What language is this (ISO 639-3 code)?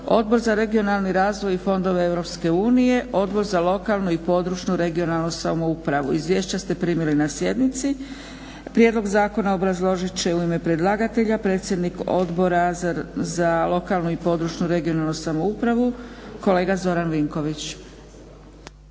hrv